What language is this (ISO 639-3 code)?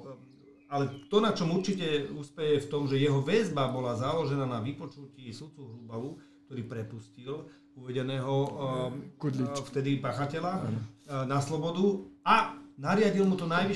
slk